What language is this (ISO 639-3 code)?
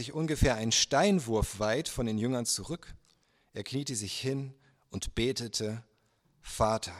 deu